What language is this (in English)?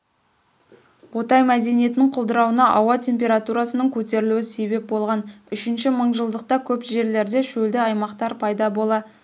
Kazakh